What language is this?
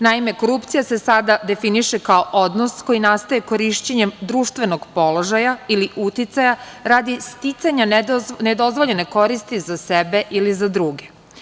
Serbian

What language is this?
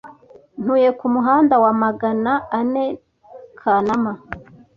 Kinyarwanda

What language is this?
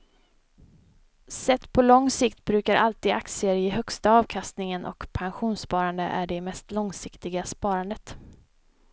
Swedish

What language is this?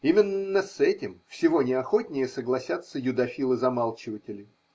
Russian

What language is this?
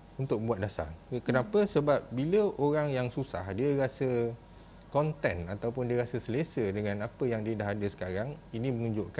Malay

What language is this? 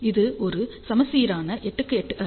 Tamil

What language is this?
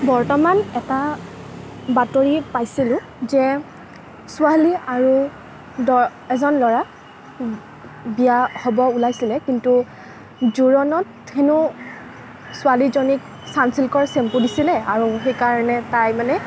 Assamese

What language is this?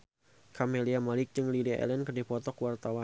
Sundanese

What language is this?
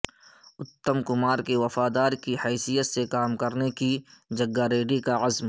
Urdu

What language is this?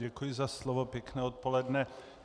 Czech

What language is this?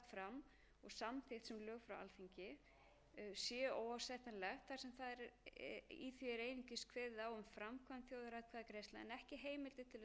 Icelandic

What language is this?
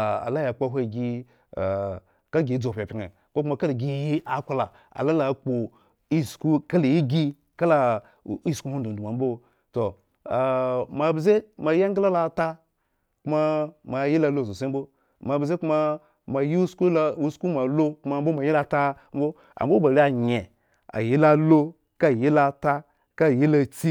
Eggon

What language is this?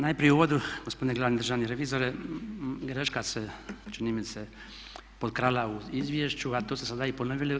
Croatian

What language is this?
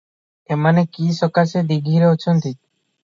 Odia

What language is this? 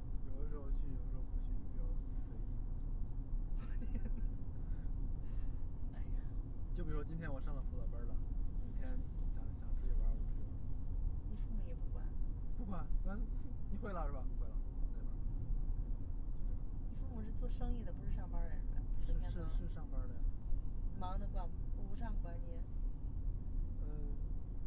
Chinese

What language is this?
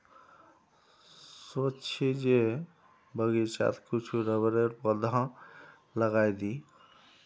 Magahi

